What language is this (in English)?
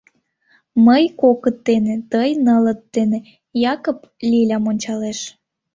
Mari